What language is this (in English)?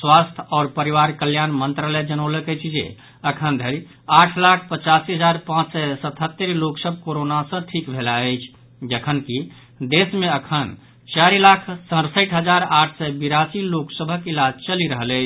Maithili